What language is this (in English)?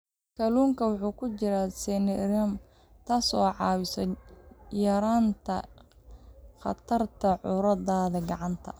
Somali